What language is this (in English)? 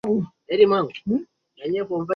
Swahili